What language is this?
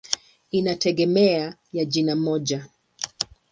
Swahili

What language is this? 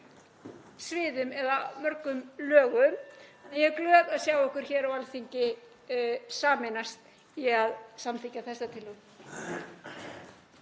Icelandic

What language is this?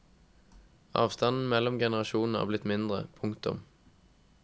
Norwegian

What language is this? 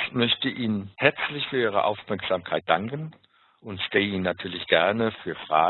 German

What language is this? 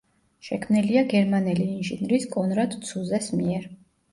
Georgian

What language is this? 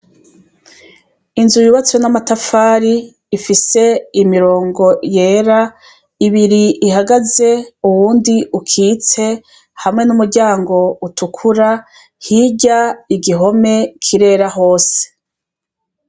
Rundi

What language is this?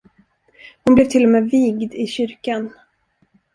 Swedish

